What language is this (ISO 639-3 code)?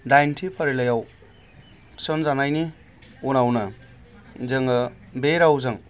brx